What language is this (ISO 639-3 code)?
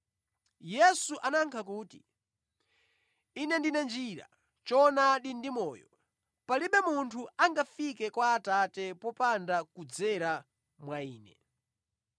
nya